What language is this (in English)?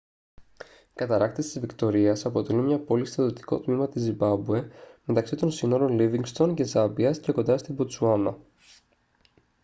Greek